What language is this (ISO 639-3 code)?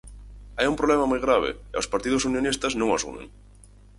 glg